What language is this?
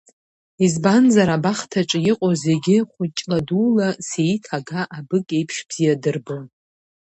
Abkhazian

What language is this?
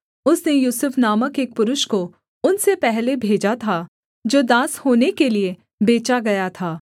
Hindi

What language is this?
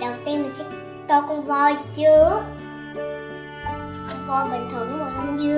Vietnamese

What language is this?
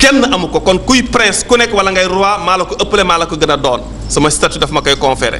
French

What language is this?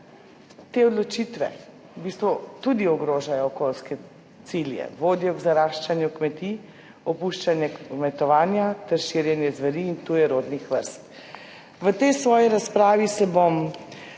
Slovenian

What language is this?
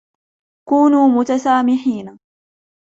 Arabic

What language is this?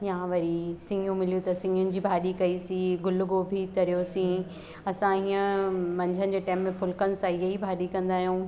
Sindhi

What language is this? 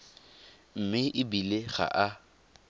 Tswana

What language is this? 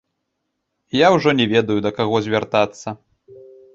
Belarusian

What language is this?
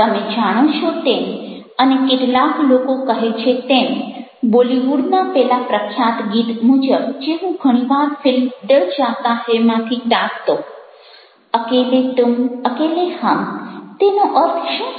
Gujarati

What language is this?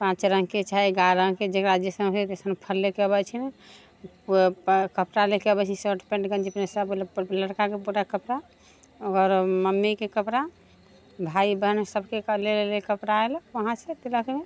Maithili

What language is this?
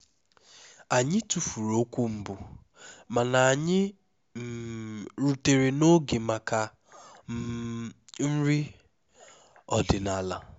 Igbo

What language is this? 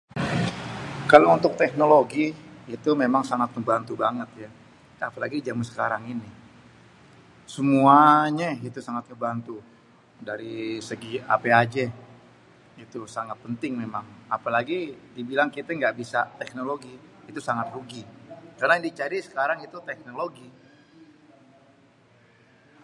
Betawi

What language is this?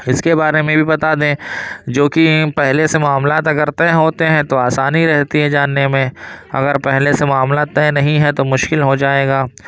Urdu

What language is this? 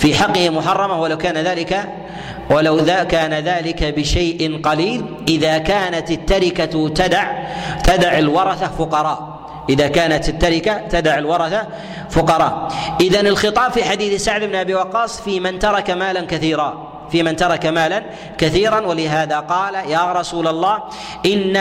Arabic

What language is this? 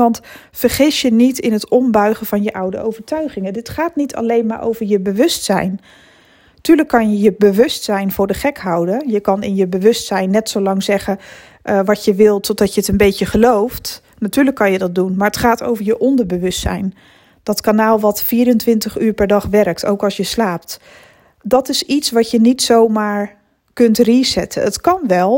Dutch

